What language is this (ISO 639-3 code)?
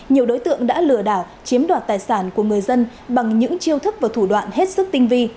vie